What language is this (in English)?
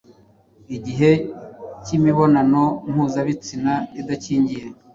Kinyarwanda